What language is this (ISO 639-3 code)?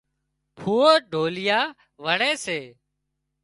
kxp